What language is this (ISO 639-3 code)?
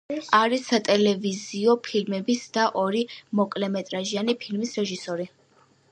kat